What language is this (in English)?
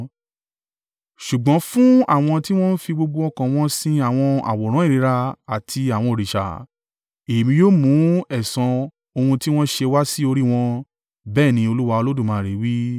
Yoruba